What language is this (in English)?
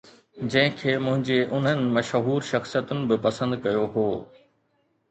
Sindhi